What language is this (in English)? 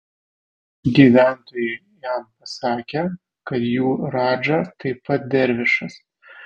Lithuanian